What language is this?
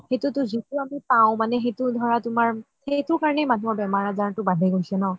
Assamese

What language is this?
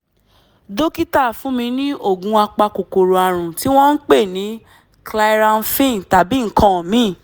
Yoruba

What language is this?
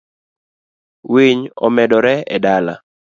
Luo (Kenya and Tanzania)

